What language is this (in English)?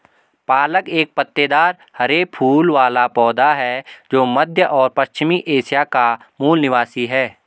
Hindi